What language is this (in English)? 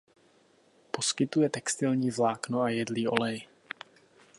Czech